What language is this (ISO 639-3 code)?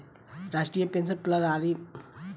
bho